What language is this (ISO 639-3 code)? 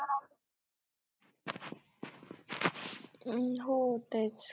mar